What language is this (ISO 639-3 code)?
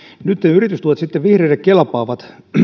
fin